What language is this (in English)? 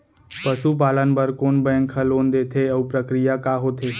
Chhattisgarhi